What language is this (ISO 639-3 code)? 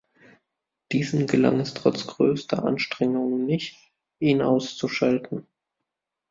deu